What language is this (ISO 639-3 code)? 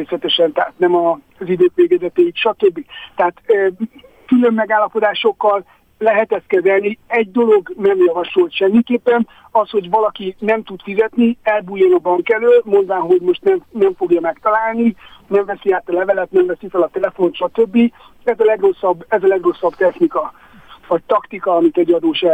hun